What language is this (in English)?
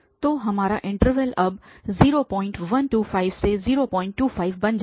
Hindi